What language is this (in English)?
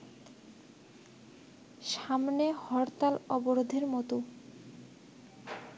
Bangla